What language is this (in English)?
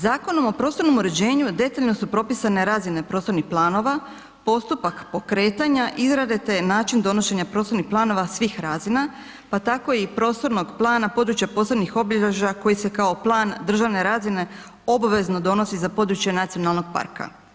Croatian